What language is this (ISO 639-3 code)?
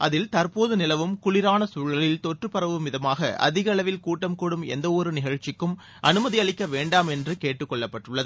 tam